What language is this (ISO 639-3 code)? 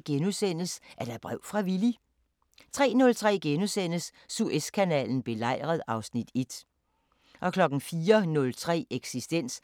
dan